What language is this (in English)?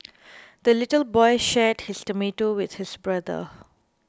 English